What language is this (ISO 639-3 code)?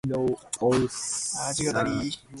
eng